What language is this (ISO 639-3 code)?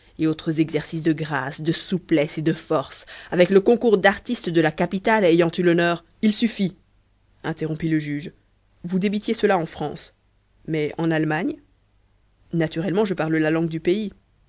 fra